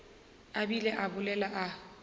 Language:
Northern Sotho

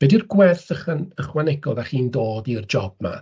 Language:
Welsh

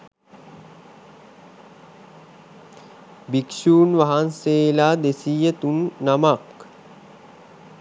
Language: Sinhala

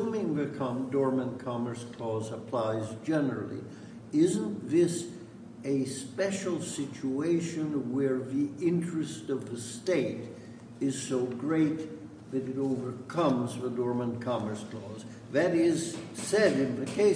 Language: English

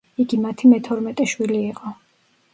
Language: Georgian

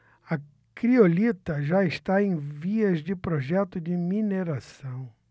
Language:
Portuguese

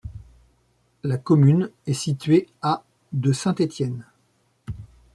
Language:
French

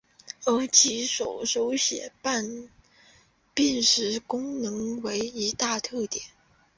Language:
Chinese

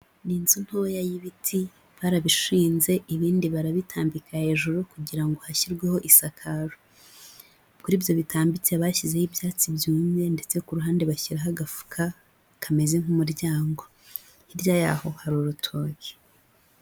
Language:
Kinyarwanda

